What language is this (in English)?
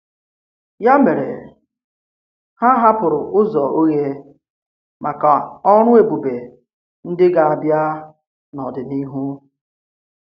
Igbo